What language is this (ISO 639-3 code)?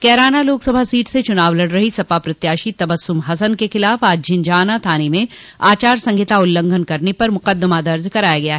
hin